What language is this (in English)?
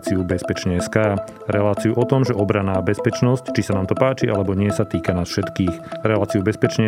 Slovak